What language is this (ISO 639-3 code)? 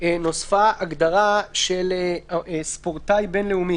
heb